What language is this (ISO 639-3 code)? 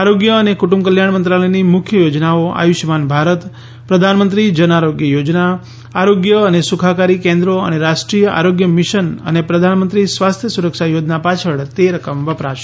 guj